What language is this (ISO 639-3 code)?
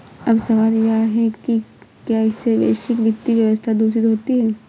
hin